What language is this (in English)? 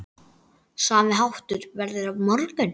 Icelandic